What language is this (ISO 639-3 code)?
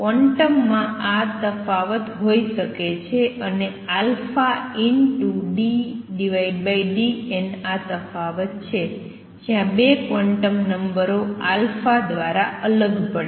guj